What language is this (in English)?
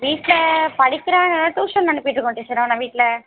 Tamil